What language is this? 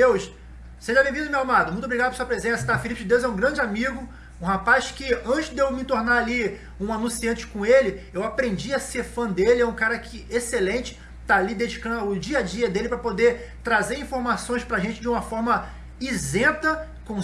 Portuguese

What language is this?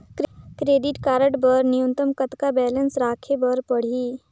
Chhattisgarhi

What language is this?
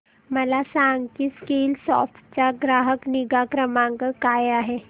Marathi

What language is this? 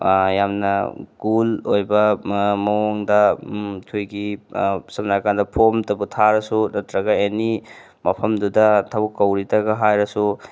Manipuri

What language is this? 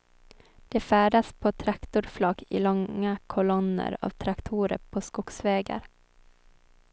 Swedish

